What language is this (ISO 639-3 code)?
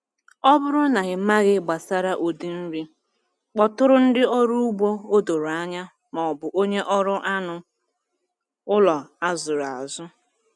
ibo